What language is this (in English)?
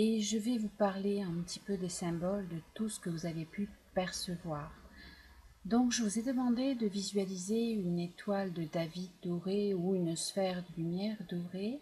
French